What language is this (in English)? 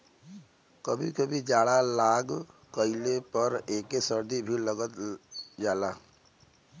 Bhojpuri